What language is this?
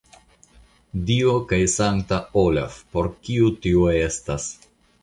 Esperanto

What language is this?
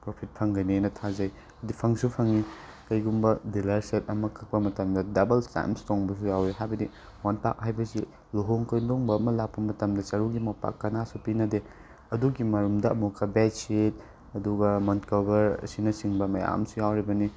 Manipuri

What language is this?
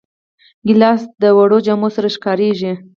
Pashto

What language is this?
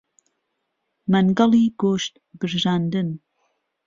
Central Kurdish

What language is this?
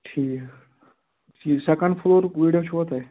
Kashmiri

